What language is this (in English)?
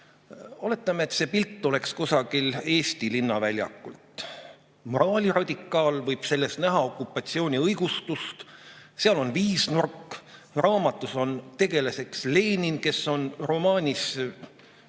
Estonian